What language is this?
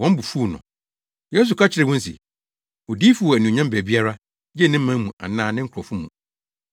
Akan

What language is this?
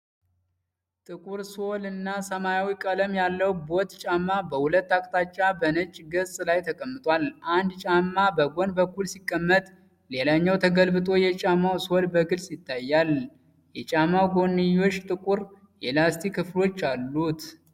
Amharic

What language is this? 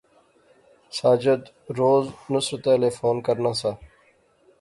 Pahari-Potwari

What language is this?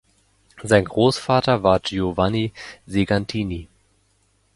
German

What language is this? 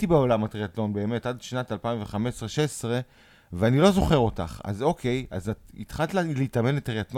Hebrew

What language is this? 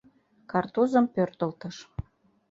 Mari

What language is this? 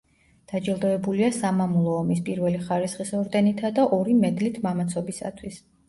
Georgian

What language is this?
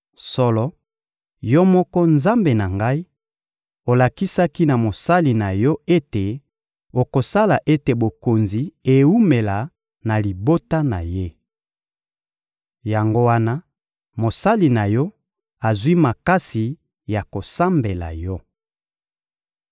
Lingala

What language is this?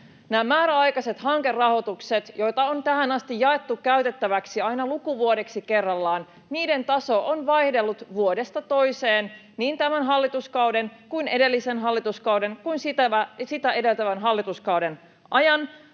Finnish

